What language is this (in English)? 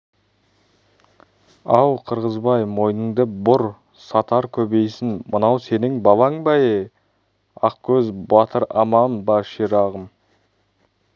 Kazakh